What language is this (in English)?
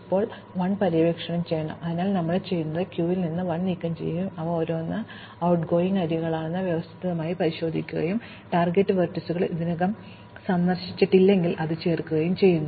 Malayalam